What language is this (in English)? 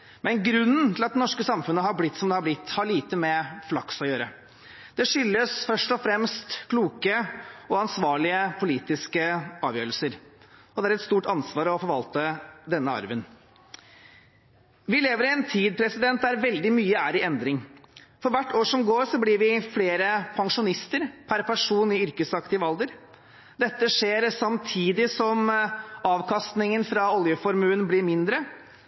Norwegian Bokmål